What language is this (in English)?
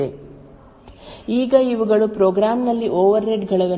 Kannada